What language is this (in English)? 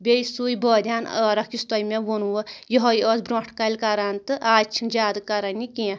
Kashmiri